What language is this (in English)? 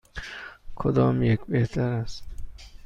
Persian